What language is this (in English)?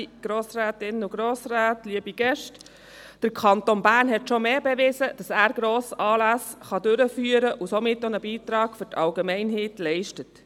Swiss German